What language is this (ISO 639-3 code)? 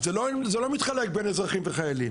heb